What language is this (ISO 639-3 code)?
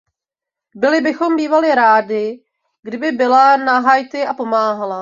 ces